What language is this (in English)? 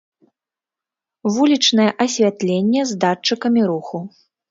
Belarusian